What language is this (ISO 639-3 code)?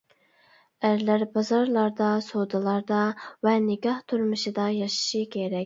uig